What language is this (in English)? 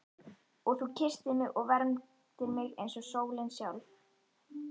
Icelandic